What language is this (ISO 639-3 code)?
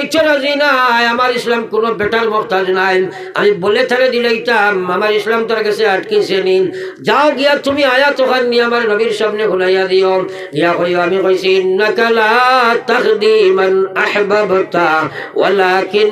ben